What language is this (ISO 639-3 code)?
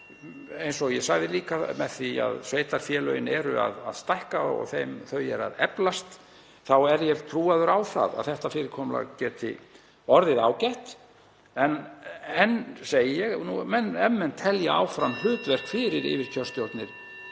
isl